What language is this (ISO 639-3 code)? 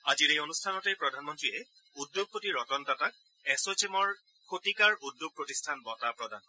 asm